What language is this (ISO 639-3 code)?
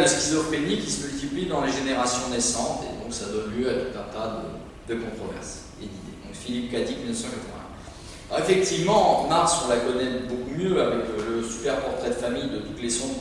fra